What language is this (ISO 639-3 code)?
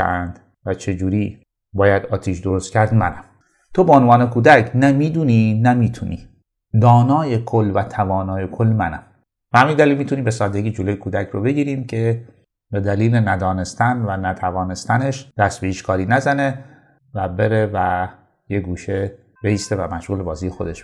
fas